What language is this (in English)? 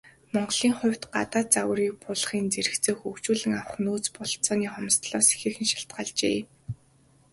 Mongolian